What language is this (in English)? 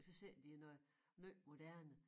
Danish